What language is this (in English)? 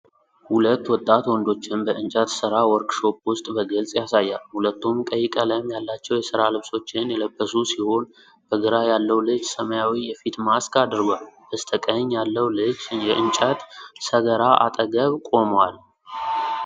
Amharic